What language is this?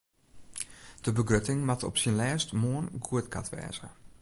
Western Frisian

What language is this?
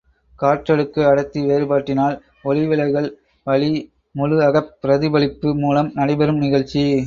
Tamil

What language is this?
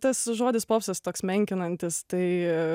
Lithuanian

